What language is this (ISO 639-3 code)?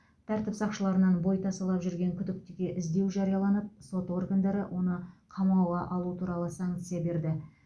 kaz